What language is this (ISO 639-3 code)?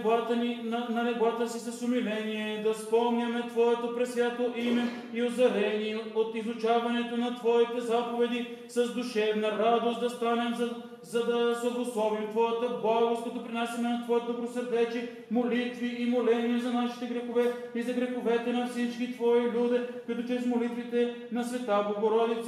bul